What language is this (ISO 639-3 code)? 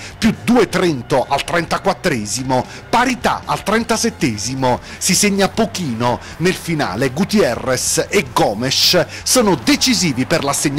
ita